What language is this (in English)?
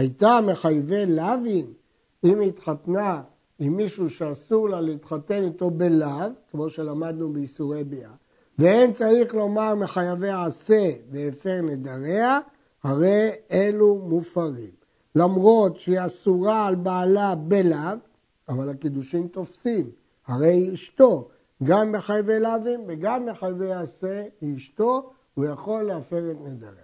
Hebrew